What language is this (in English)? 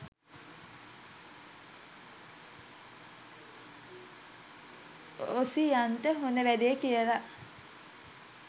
Sinhala